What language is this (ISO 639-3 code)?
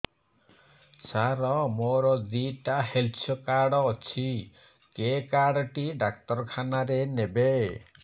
ori